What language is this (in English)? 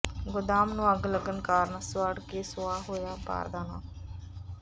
Punjabi